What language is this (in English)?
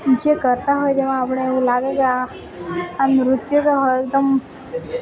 Gujarati